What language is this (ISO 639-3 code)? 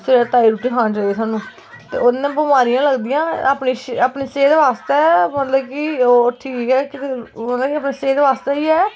doi